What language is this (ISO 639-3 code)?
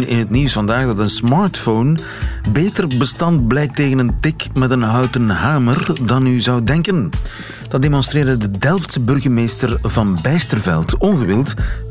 nld